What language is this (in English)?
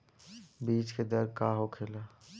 Bhojpuri